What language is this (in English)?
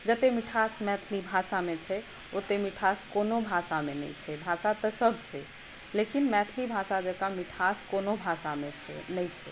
Maithili